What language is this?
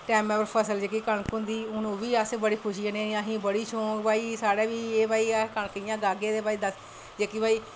Dogri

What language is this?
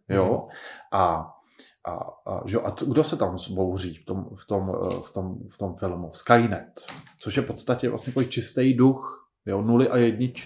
Czech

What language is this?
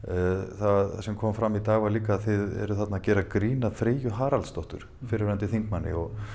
Icelandic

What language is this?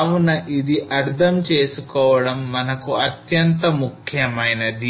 Telugu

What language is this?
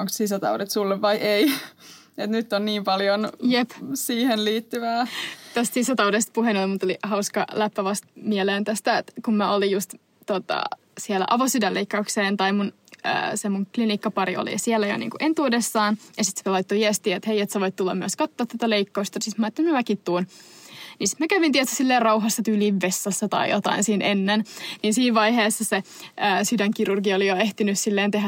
Finnish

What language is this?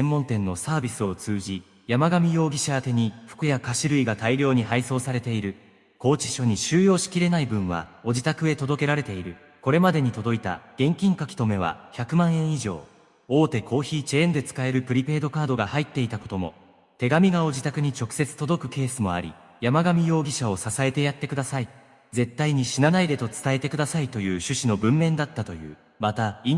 Japanese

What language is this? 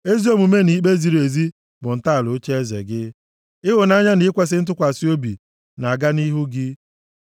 Igbo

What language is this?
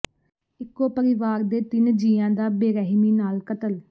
Punjabi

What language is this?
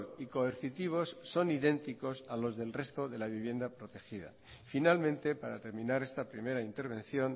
Spanish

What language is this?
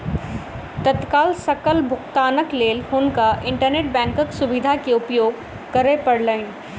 Maithili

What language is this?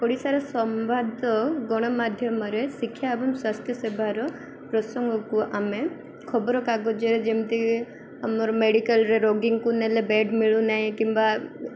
Odia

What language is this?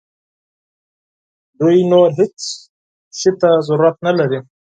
Pashto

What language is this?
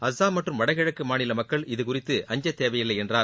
Tamil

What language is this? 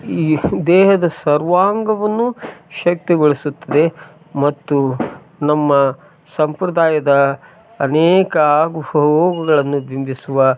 Kannada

